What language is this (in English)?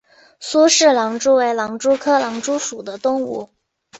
Chinese